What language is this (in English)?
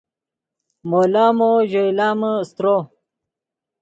Yidgha